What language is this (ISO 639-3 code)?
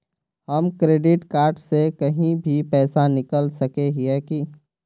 mag